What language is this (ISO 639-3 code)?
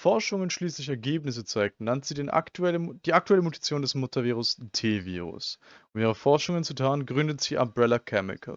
deu